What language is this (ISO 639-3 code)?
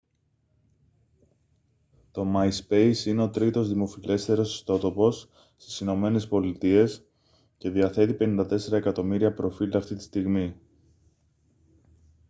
ell